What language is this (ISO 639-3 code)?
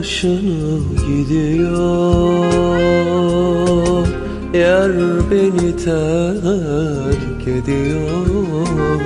tur